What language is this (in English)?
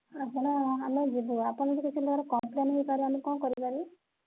Odia